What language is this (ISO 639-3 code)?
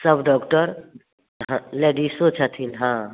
mai